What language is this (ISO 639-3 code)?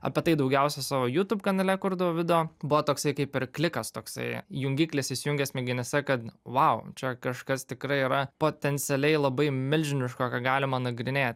lit